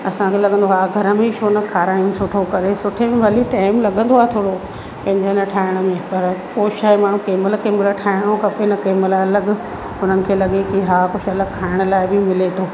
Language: Sindhi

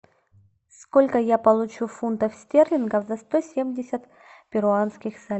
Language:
Russian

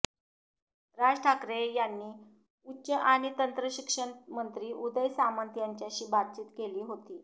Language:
Marathi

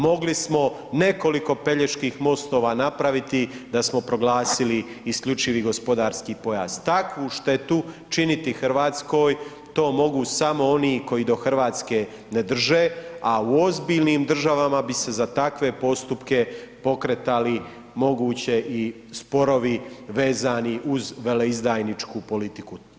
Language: Croatian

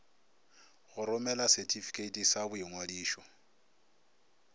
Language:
Northern Sotho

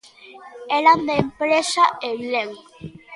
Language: Galician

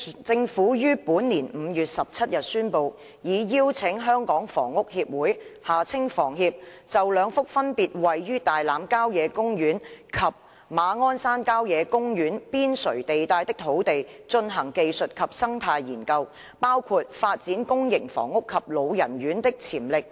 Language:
Cantonese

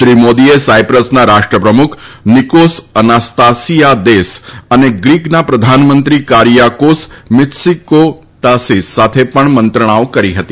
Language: Gujarati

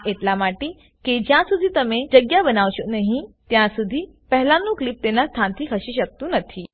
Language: Gujarati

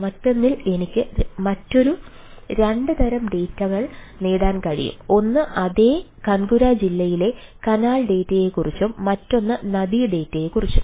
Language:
Malayalam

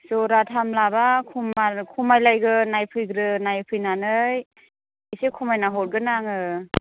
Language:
Bodo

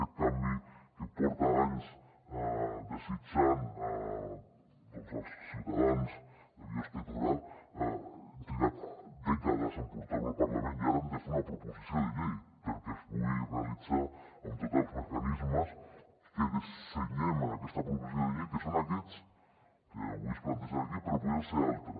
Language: Catalan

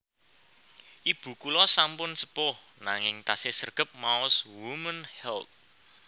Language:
Javanese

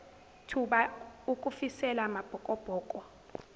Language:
Zulu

